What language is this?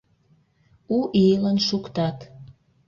Mari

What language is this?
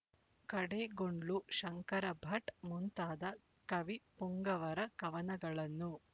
Kannada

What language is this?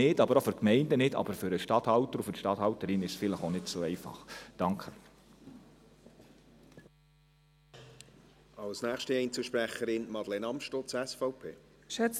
Swiss German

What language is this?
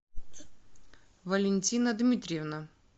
Russian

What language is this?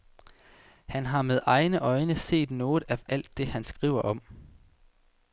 Danish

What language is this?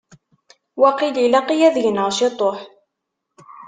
Kabyle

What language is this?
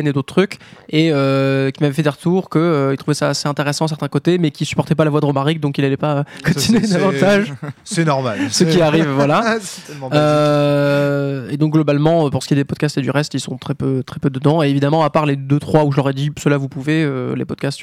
French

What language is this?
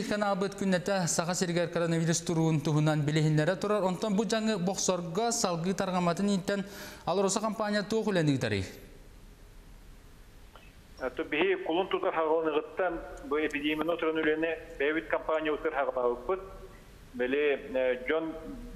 Russian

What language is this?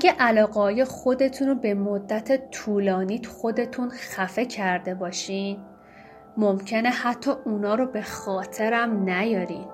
Persian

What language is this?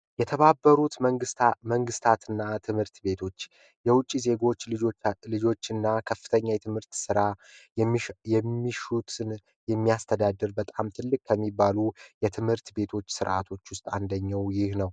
Amharic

